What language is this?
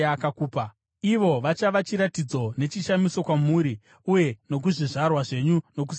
Shona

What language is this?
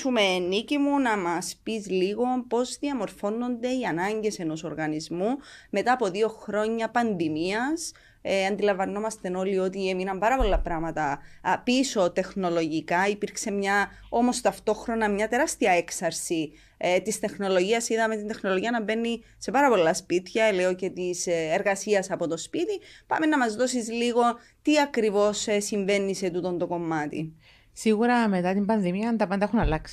Greek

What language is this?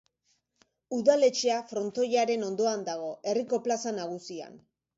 Basque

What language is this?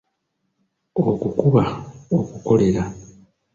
Ganda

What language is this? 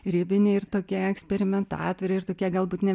Lithuanian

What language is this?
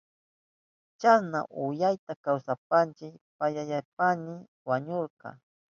Southern Pastaza Quechua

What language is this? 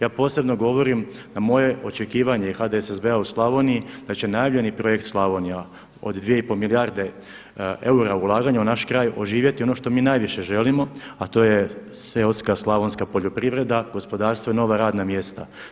Croatian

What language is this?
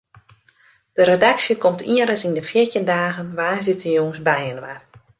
Western Frisian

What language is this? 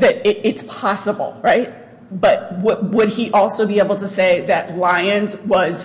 English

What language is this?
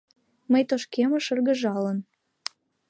Mari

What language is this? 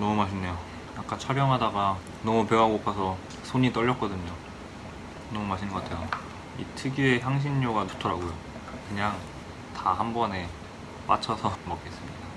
Korean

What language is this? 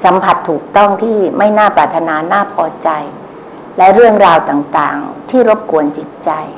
Thai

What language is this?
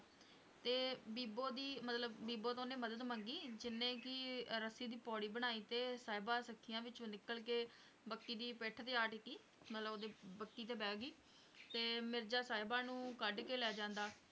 Punjabi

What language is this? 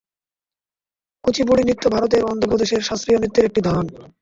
Bangla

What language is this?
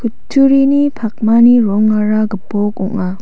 Garo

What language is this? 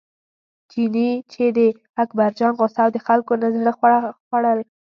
Pashto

